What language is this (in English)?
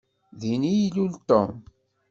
Kabyle